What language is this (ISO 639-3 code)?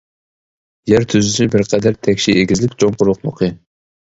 uig